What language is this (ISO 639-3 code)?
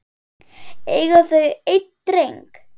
isl